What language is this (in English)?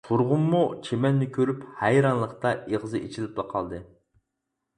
Uyghur